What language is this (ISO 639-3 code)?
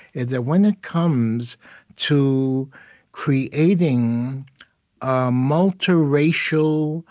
eng